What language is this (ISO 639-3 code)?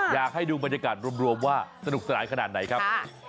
tha